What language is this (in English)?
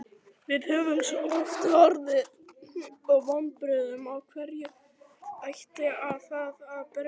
Icelandic